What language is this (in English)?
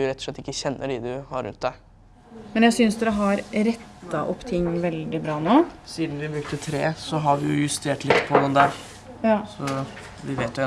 Norwegian